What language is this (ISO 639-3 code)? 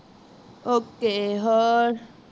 pan